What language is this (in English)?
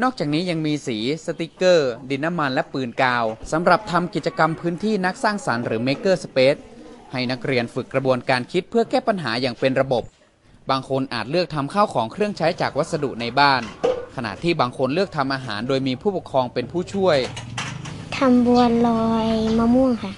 Thai